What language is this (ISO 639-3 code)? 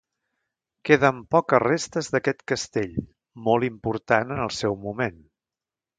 cat